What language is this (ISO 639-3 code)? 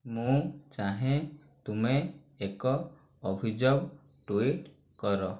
ori